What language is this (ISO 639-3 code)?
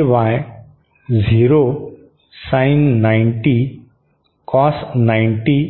mar